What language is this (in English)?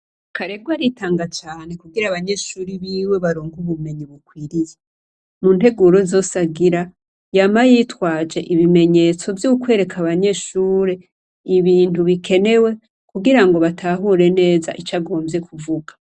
Rundi